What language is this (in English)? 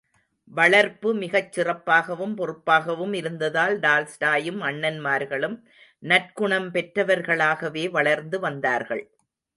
Tamil